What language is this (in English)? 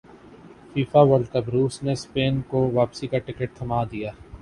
Urdu